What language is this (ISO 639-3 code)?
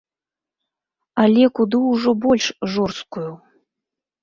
bel